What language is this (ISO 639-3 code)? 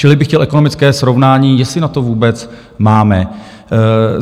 ces